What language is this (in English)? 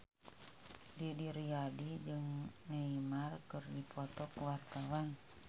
Sundanese